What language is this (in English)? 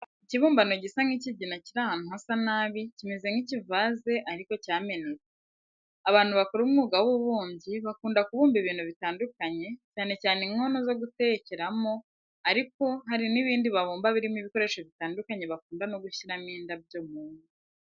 Kinyarwanda